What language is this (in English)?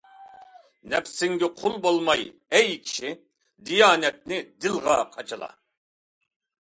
Uyghur